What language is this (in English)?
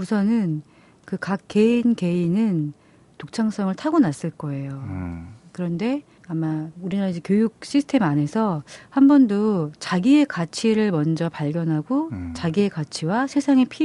Korean